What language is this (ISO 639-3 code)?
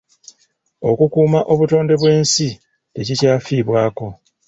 lug